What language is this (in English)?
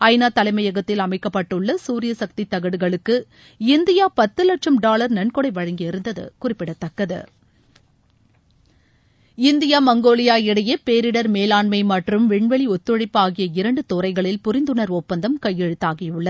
Tamil